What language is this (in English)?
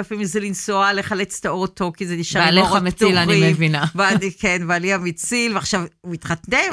Hebrew